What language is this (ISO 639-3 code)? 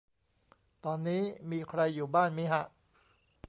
tha